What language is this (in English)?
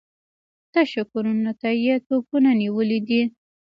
Pashto